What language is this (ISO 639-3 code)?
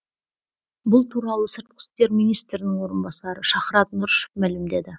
kaz